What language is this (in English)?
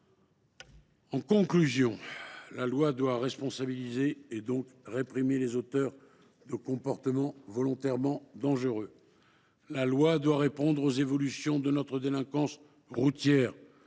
French